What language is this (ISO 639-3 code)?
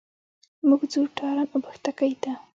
pus